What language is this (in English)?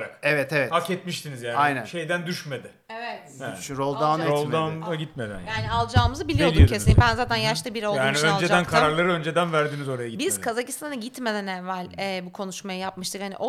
Turkish